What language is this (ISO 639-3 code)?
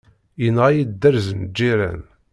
kab